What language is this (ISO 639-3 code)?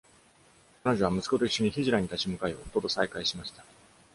jpn